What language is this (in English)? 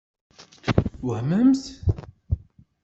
Kabyle